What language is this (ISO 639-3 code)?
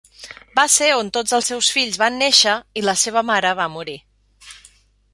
cat